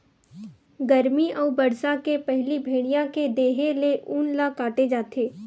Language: Chhattisgarhi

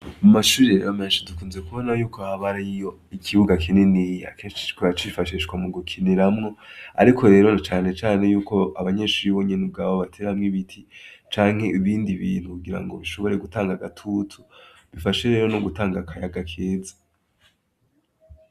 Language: Rundi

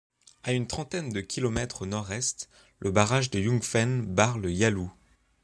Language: French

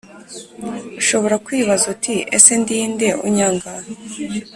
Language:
Kinyarwanda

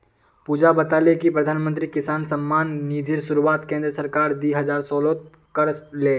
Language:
Magahi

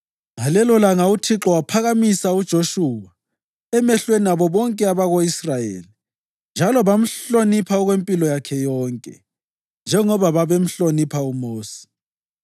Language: North Ndebele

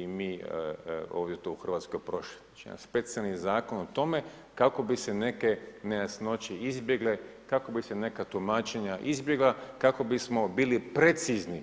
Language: Croatian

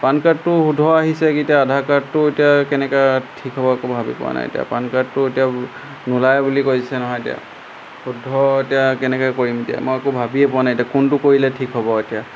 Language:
Assamese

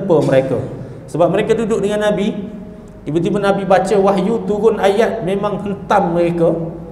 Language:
Malay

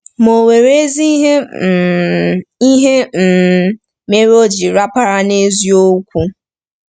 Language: Igbo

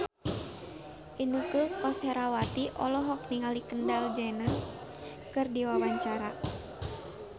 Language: Sundanese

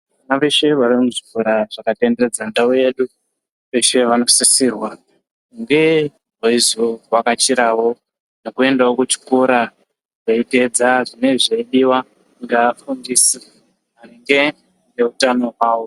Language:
Ndau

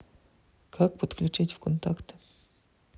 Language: Russian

